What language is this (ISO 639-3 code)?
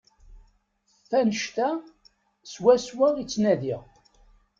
kab